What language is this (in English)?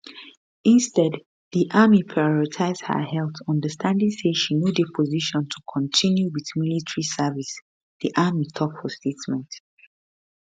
Nigerian Pidgin